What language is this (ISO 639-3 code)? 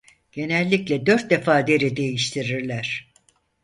tur